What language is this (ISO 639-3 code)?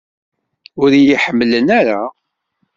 kab